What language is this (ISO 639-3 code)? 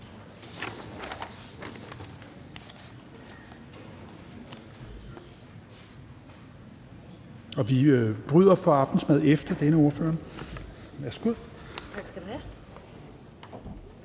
dan